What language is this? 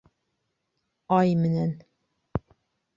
Bashkir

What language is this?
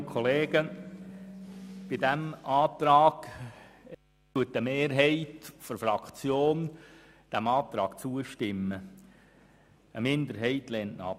Swiss German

